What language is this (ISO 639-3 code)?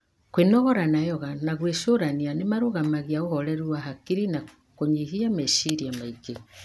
kik